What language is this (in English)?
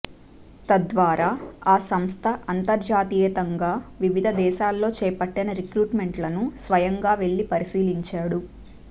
Telugu